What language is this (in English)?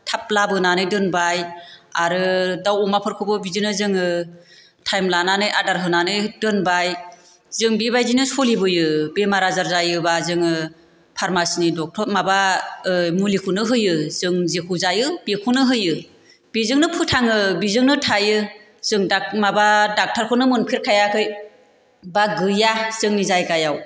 Bodo